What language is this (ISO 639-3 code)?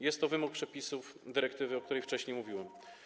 pol